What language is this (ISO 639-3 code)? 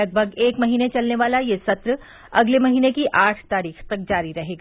hin